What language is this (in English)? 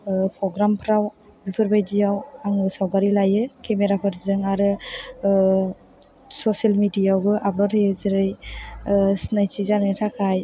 Bodo